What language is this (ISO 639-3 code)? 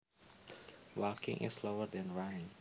jav